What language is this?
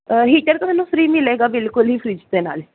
Punjabi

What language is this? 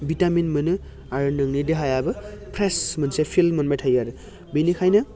Bodo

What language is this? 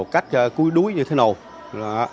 Vietnamese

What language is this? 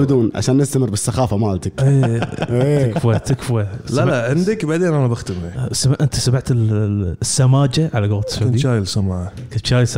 Arabic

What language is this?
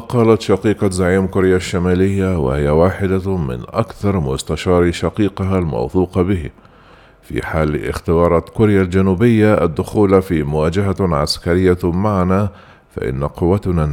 Arabic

